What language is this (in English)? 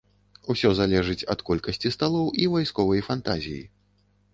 Belarusian